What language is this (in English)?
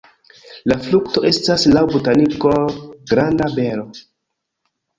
Esperanto